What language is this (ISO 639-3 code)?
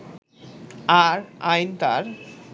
ben